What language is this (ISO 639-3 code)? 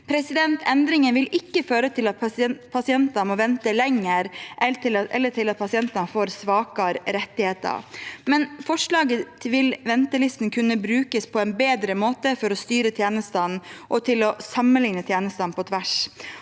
nor